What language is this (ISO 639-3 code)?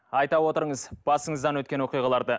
kaz